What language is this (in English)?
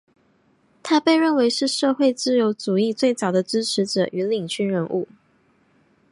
Chinese